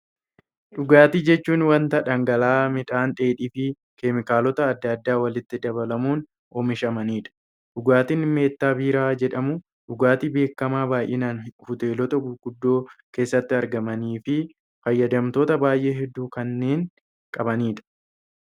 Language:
Oromo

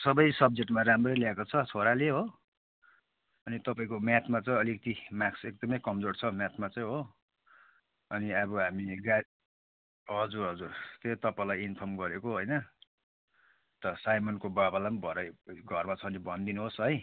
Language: Nepali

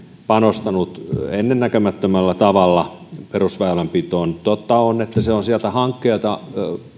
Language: Finnish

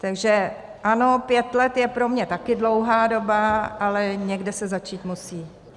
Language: Czech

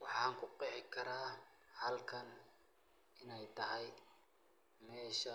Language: Somali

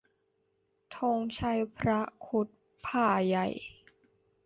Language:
Thai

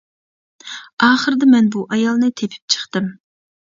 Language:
Uyghur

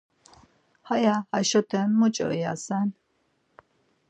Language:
Laz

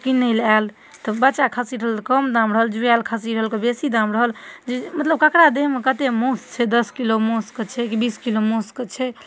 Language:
Maithili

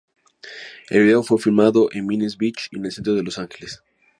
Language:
Spanish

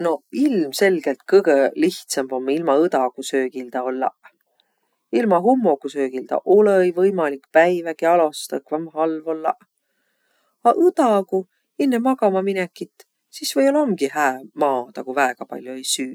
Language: Võro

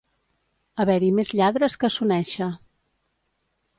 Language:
Catalan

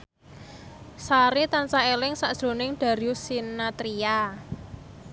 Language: Javanese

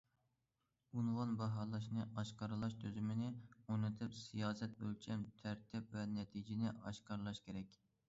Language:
Uyghur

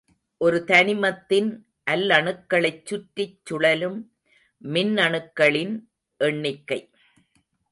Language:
Tamil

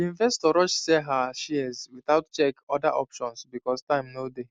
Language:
Nigerian Pidgin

